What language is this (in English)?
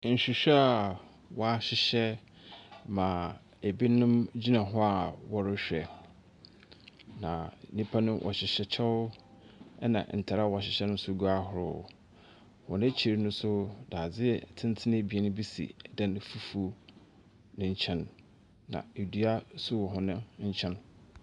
Akan